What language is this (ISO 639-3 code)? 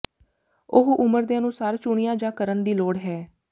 pan